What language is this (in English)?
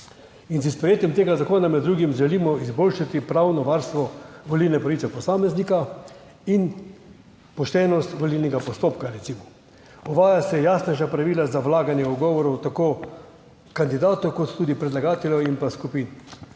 Slovenian